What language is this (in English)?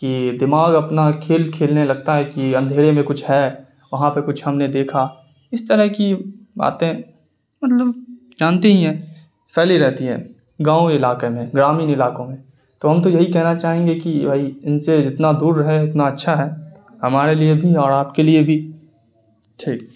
Urdu